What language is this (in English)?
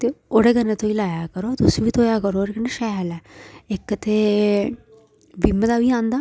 Dogri